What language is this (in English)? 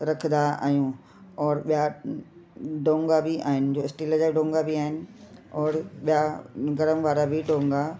Sindhi